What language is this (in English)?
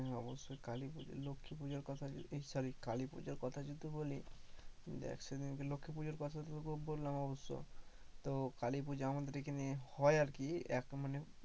Bangla